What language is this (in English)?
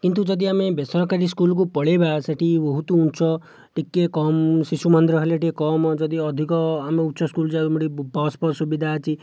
Odia